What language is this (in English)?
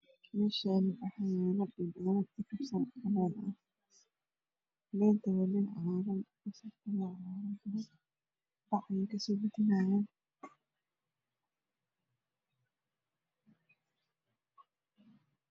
Somali